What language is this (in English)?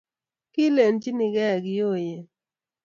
Kalenjin